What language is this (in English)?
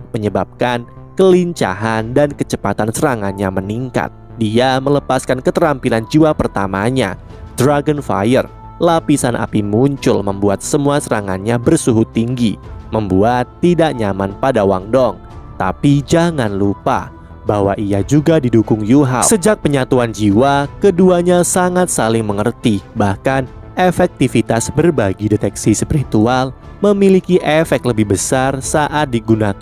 Indonesian